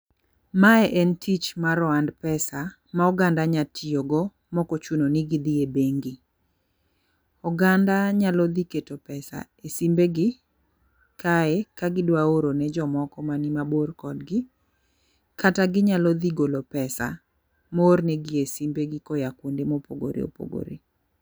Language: Luo (Kenya and Tanzania)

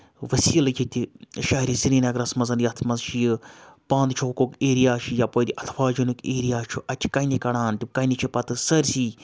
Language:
Kashmiri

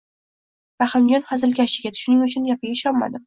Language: Uzbek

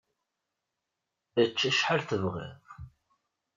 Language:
Kabyle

